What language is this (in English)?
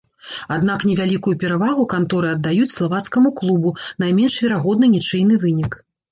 Belarusian